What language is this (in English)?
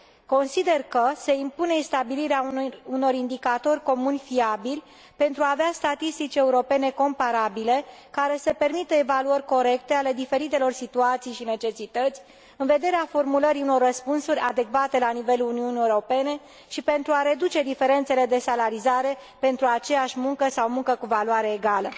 Romanian